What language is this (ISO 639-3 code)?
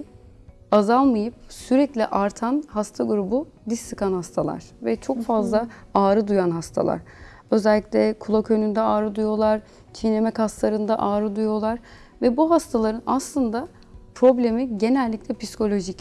tur